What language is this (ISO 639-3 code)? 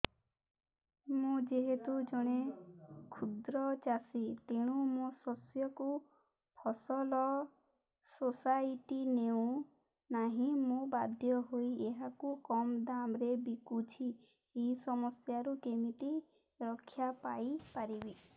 ori